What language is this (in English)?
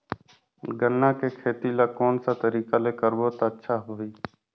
Chhattisgarhi